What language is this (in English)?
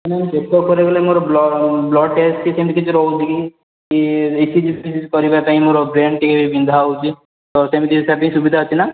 Odia